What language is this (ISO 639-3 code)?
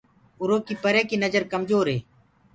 ggg